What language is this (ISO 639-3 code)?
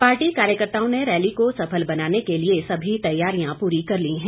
hin